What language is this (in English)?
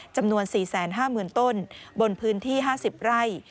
Thai